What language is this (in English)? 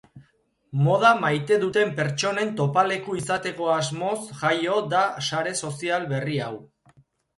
Basque